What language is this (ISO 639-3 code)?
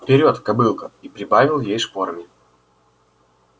rus